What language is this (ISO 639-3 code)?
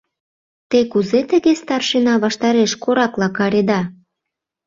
chm